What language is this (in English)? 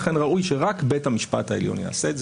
Hebrew